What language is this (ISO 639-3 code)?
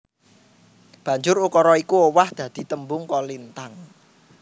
jav